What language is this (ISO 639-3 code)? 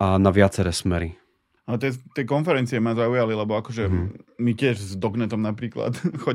slk